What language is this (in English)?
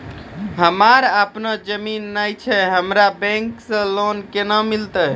Maithili